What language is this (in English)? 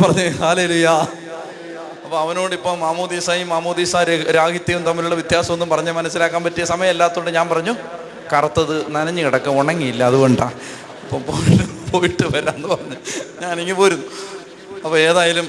Malayalam